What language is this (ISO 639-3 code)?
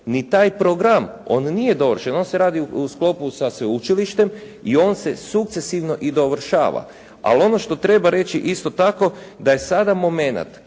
hrv